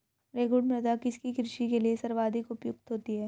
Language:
Hindi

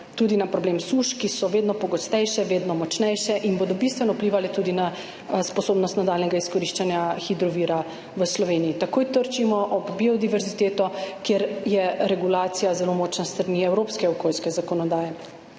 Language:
Slovenian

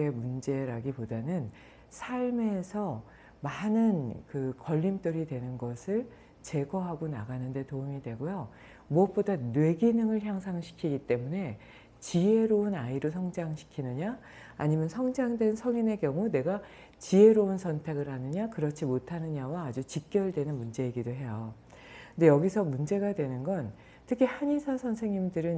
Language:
Korean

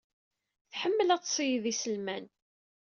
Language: Kabyle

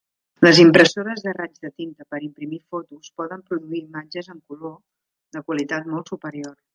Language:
Catalan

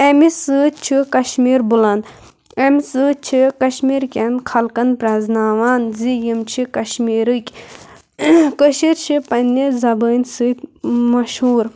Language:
Kashmiri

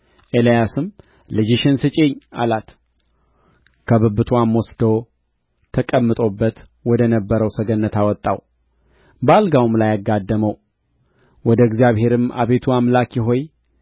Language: Amharic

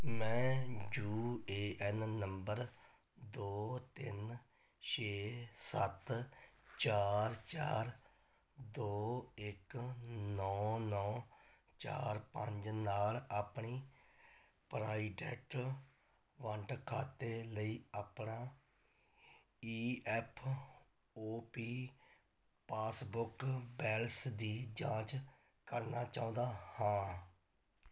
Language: Punjabi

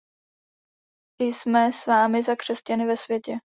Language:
Czech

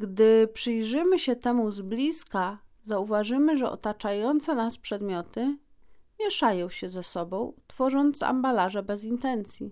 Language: Polish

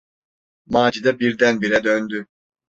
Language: Turkish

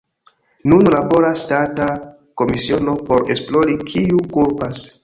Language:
Esperanto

